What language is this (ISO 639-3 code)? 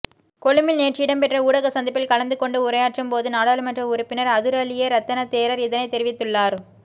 tam